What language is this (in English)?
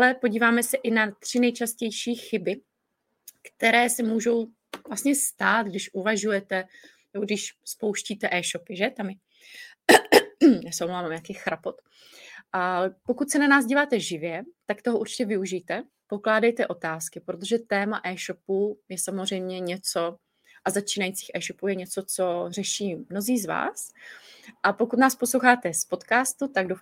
Czech